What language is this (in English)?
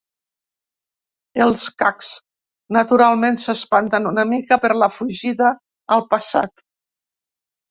Catalan